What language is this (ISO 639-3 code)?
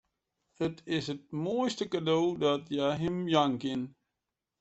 fry